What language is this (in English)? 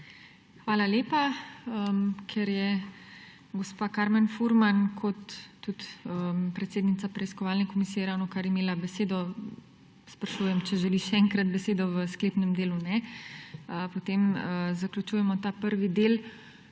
Slovenian